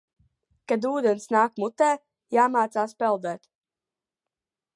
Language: Latvian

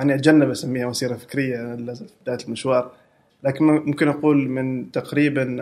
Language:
Arabic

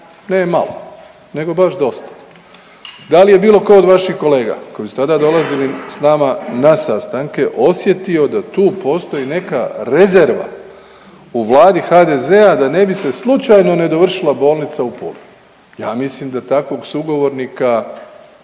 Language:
Croatian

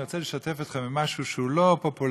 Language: Hebrew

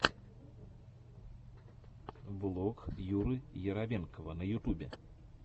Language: Russian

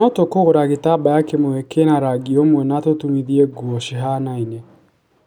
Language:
Kikuyu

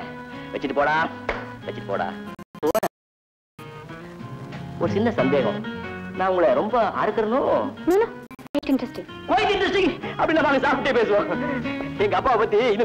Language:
Indonesian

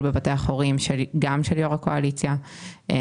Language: Hebrew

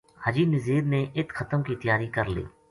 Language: Gujari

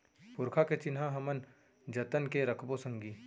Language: Chhattisgarhi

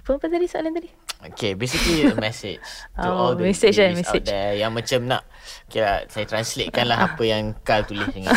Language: Malay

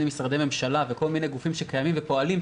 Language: Hebrew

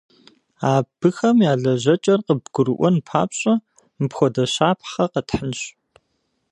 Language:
Kabardian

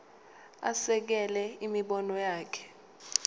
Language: Zulu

